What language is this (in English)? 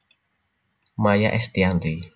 Javanese